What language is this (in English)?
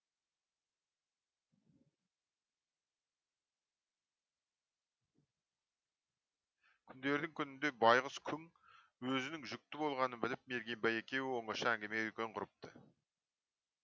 Kazakh